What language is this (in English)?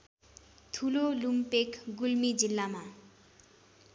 Nepali